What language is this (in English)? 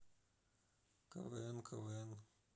Russian